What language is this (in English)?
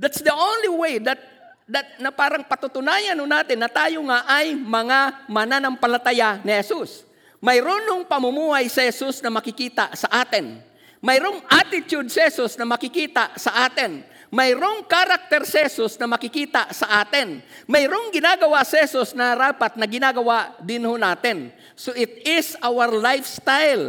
Filipino